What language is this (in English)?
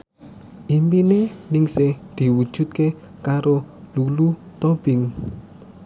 Javanese